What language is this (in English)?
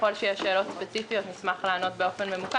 Hebrew